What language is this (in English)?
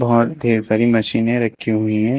Hindi